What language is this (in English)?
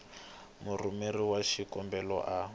Tsonga